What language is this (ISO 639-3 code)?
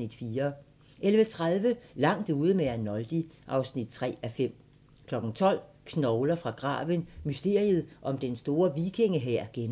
dan